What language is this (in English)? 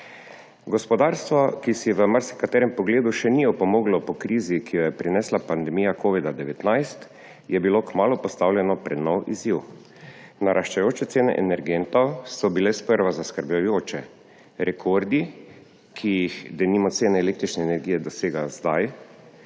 Slovenian